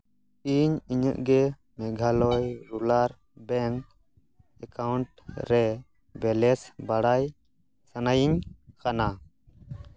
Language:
Santali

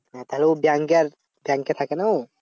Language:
Bangla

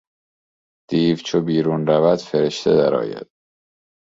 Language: Persian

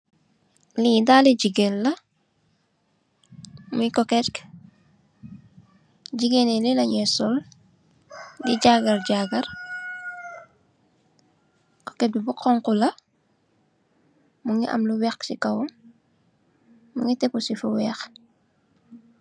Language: Wolof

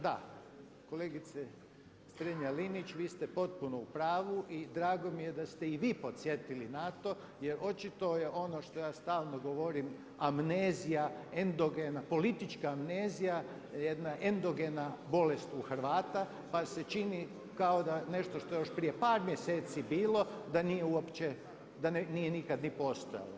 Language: Croatian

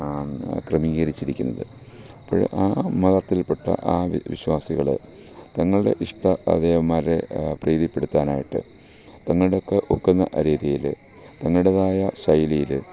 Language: Malayalam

